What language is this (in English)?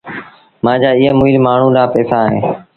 Sindhi Bhil